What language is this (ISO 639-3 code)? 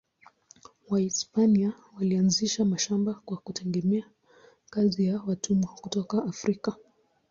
swa